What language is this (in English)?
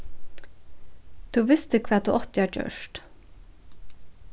Faroese